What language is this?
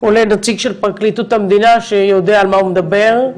Hebrew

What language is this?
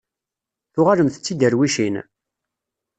Kabyle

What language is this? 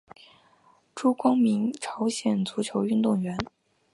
Chinese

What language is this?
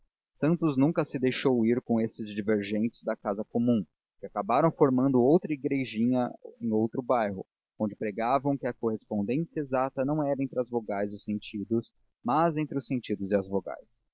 Portuguese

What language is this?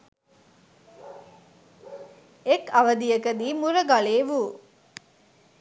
Sinhala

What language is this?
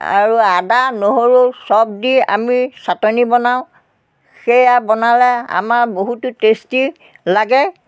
Assamese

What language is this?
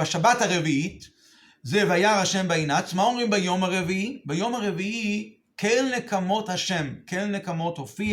Hebrew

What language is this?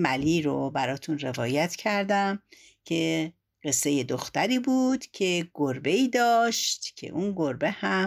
Persian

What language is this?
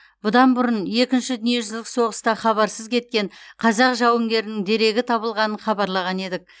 Kazakh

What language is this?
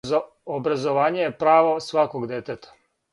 Serbian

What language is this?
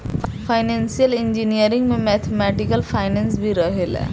Bhojpuri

